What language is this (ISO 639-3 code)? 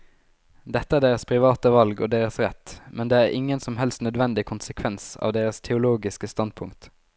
nor